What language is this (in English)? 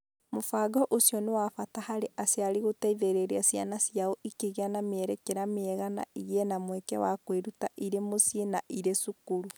Kikuyu